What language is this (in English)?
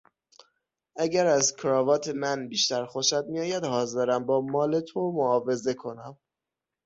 Persian